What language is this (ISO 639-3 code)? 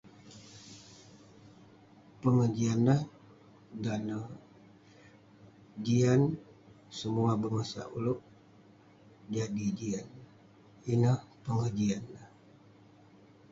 pne